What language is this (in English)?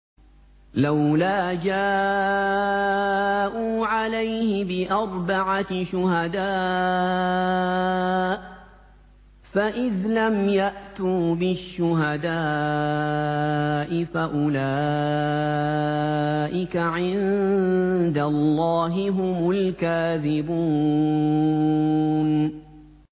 Arabic